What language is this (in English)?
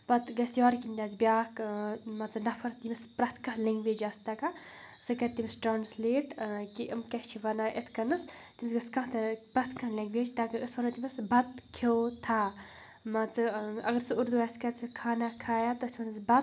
Kashmiri